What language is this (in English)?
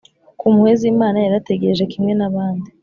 Kinyarwanda